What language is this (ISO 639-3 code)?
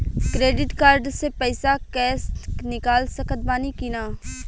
bho